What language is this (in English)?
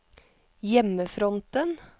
Norwegian